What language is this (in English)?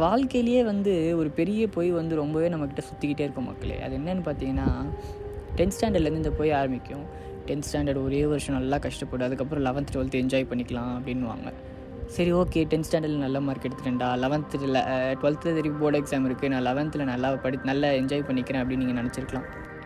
Tamil